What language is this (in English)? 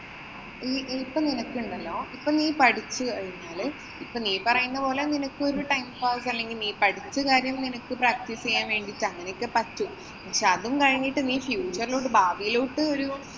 Malayalam